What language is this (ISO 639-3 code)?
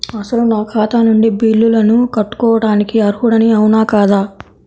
tel